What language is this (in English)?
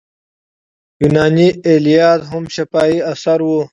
Pashto